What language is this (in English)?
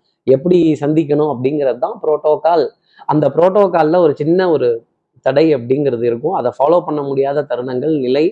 Tamil